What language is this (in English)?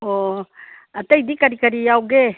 Manipuri